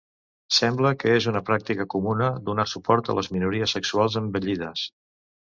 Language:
Catalan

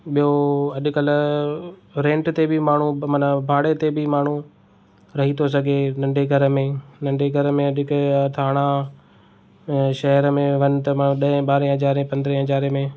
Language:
Sindhi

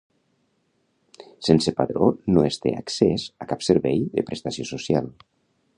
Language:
Catalan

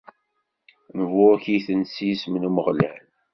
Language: Kabyle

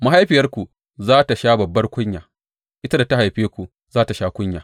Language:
Hausa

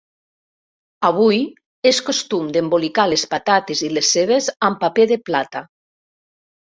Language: Catalan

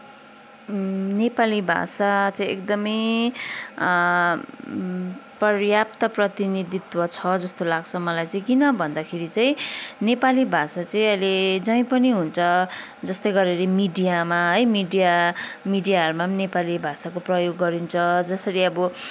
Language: Nepali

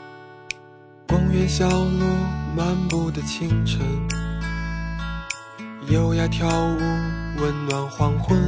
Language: Chinese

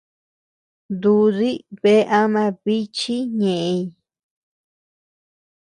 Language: Tepeuxila Cuicatec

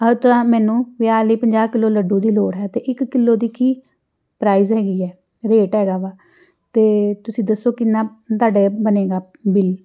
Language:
Punjabi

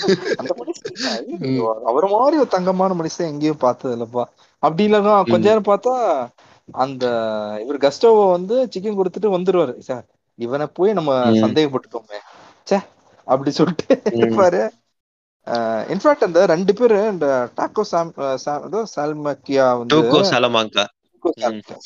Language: Tamil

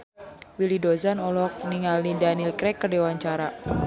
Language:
Sundanese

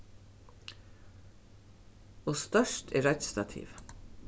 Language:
Faroese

